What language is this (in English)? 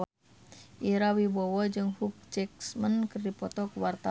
Sundanese